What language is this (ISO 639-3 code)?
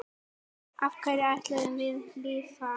isl